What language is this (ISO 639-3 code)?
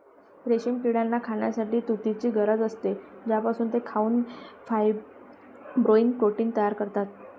mar